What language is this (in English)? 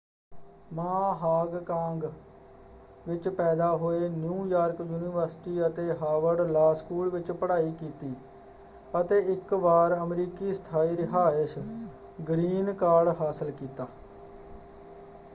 Punjabi